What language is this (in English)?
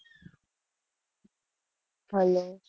Gujarati